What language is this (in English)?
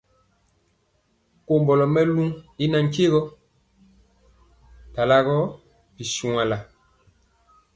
Mpiemo